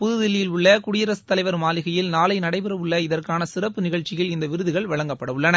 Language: Tamil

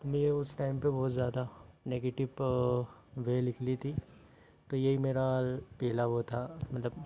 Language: Hindi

